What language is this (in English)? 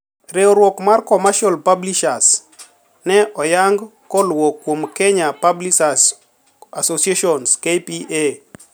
Luo (Kenya and Tanzania)